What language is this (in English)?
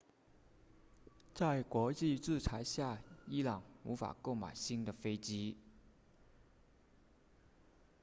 Chinese